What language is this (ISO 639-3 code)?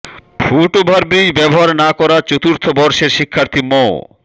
ben